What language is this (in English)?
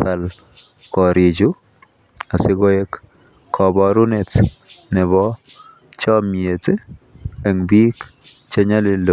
Kalenjin